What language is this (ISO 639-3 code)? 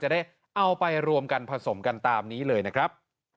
tha